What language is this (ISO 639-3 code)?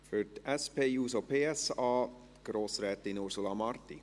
gsw